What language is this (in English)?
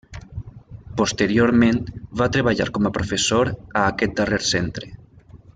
Catalan